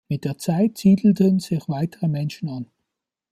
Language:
German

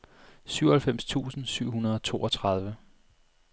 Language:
Danish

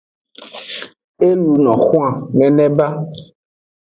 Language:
Aja (Benin)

